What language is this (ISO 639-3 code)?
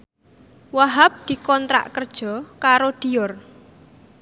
jav